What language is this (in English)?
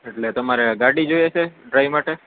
Gujarati